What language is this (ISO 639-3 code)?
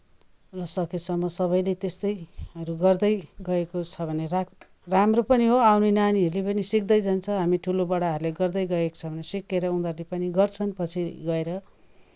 nep